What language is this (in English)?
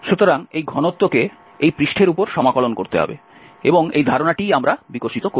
Bangla